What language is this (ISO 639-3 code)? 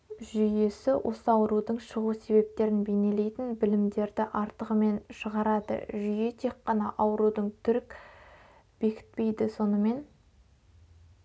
kaz